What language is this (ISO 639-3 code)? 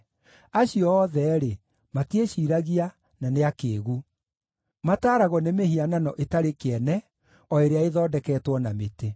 kik